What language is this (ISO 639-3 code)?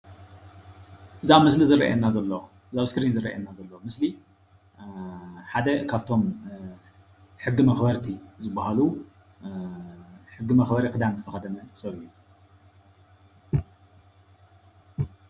tir